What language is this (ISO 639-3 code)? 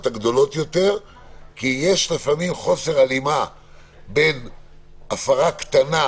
heb